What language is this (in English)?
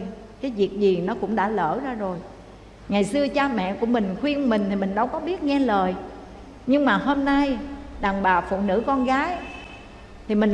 Vietnamese